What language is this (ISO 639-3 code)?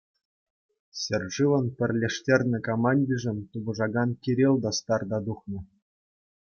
chv